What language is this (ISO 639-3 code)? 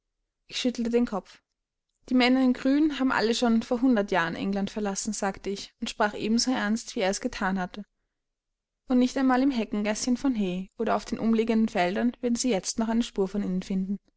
deu